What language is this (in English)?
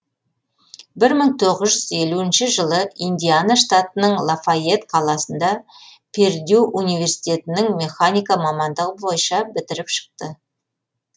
Kazakh